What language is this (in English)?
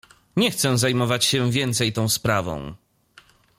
Polish